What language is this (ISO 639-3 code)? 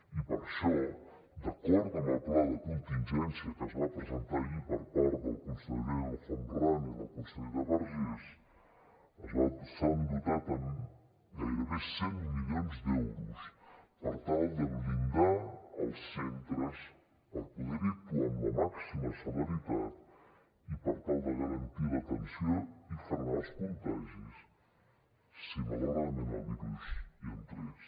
cat